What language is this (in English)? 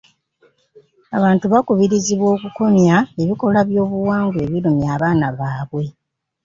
Ganda